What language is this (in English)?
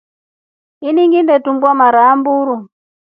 Rombo